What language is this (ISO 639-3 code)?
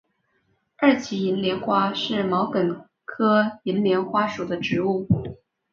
zho